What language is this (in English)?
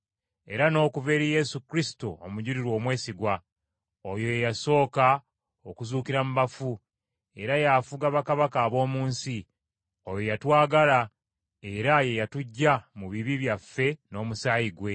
Ganda